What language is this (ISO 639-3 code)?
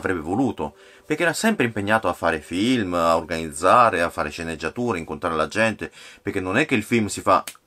ita